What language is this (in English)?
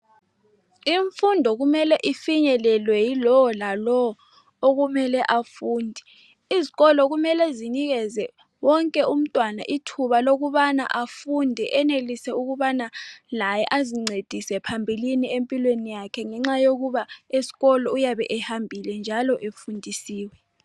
North Ndebele